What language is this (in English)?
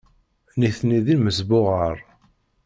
Kabyle